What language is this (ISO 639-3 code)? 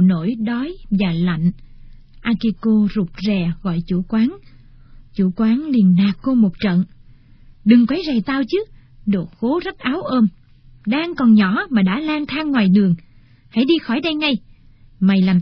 vie